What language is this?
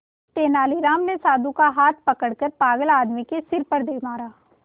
Hindi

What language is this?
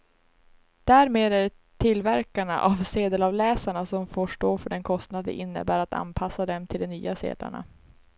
Swedish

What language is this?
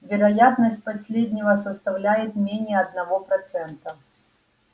Russian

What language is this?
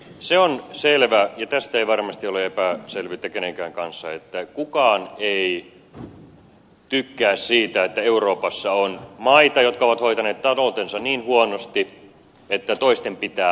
Finnish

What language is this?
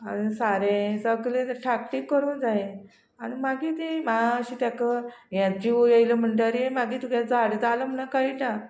Konkani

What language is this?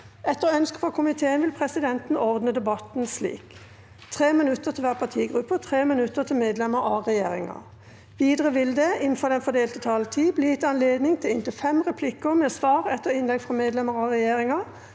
Norwegian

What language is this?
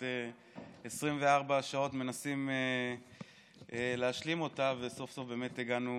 Hebrew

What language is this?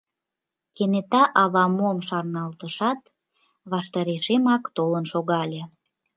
Mari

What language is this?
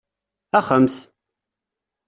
Kabyle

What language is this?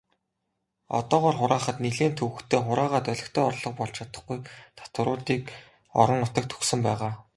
Mongolian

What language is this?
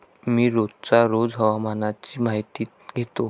Marathi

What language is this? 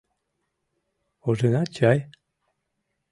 Mari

